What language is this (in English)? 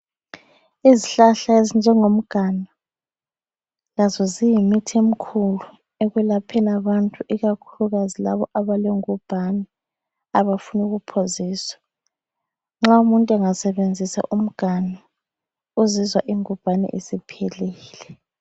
North Ndebele